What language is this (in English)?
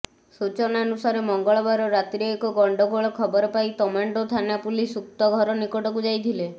Odia